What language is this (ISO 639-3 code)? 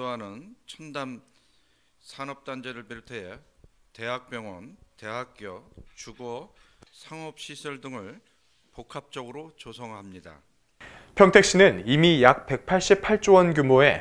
kor